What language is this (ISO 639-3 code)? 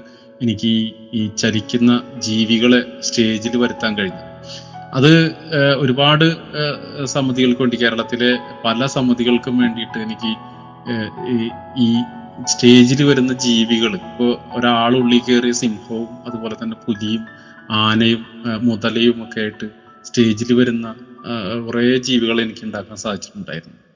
mal